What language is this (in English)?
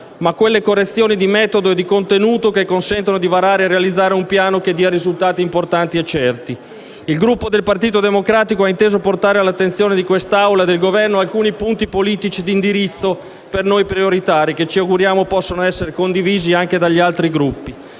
Italian